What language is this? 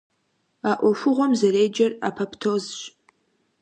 Kabardian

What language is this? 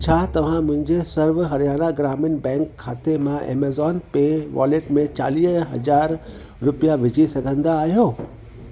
Sindhi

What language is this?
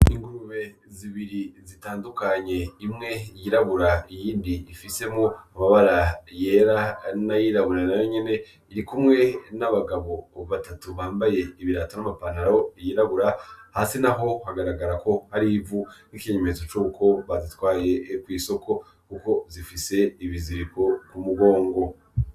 Rundi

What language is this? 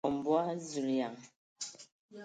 Ewondo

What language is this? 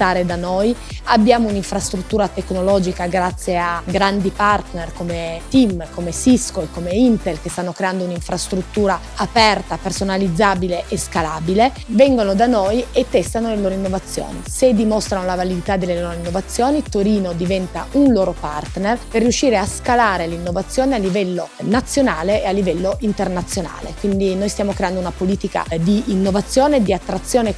Italian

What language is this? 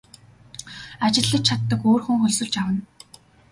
Mongolian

